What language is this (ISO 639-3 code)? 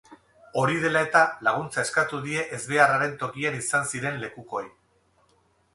eus